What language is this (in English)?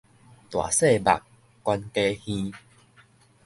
Min Nan Chinese